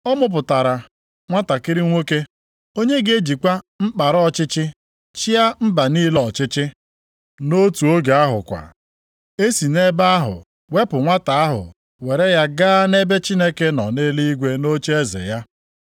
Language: Igbo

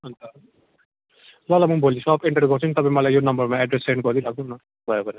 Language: Nepali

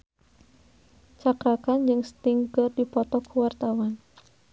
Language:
Sundanese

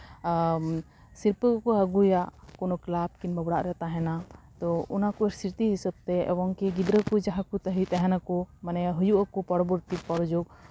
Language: Santali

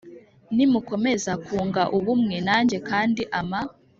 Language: Kinyarwanda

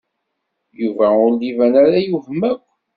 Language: Kabyle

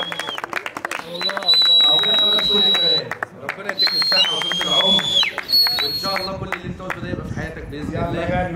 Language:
Arabic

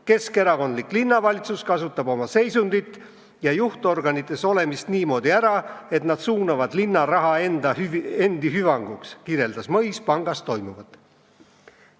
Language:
Estonian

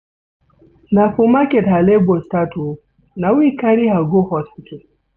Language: Nigerian Pidgin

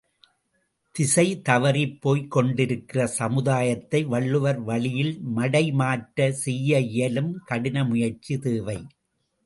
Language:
Tamil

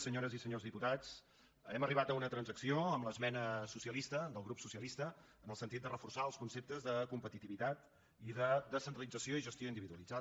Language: Catalan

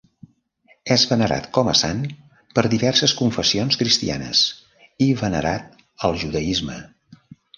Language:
Catalan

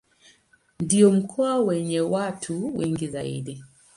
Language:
Swahili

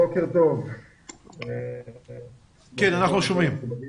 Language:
Hebrew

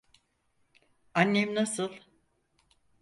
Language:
Turkish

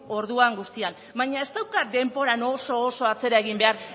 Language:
Basque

